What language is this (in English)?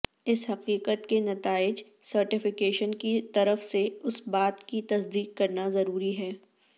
Urdu